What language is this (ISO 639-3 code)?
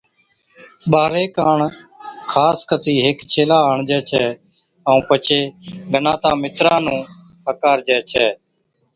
odk